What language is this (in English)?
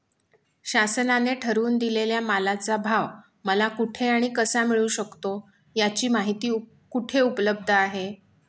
Marathi